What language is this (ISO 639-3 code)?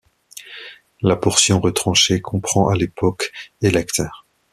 fra